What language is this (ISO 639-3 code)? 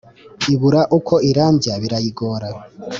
kin